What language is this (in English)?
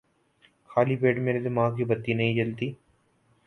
Urdu